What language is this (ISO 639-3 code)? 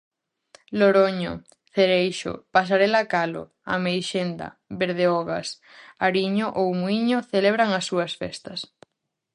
glg